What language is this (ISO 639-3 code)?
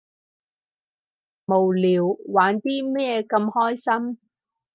yue